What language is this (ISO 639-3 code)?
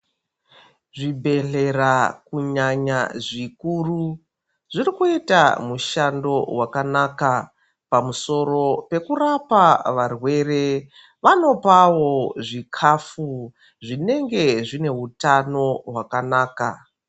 ndc